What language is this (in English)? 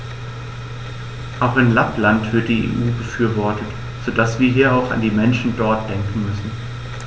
German